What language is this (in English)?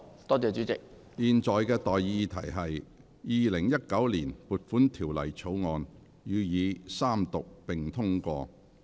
Cantonese